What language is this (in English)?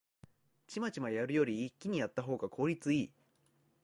Japanese